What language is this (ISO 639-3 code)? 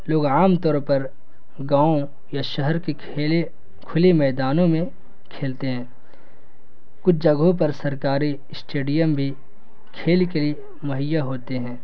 urd